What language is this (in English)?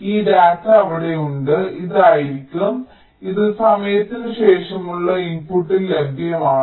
Malayalam